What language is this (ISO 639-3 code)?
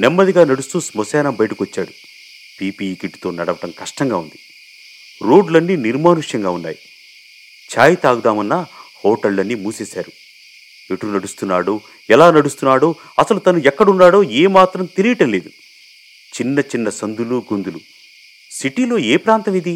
tel